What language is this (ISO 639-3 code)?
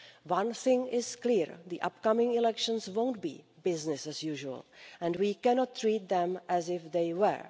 eng